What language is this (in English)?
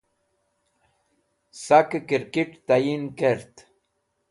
Wakhi